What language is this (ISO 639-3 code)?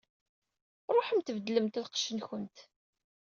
kab